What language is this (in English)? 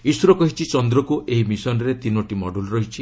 Odia